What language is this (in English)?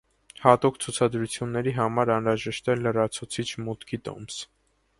Armenian